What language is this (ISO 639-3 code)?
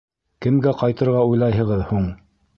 bak